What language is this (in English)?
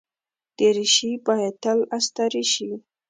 Pashto